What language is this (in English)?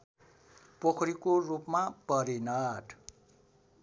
Nepali